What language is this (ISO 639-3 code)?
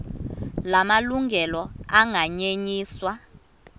xho